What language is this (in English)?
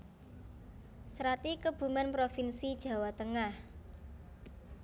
Javanese